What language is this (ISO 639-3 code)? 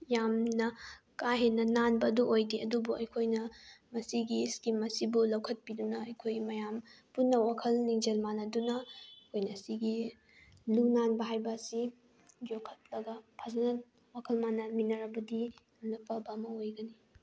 mni